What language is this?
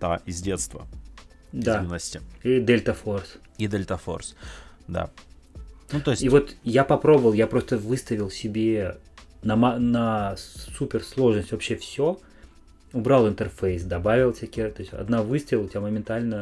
Russian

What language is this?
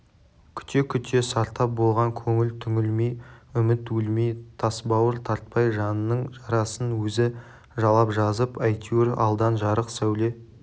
Kazakh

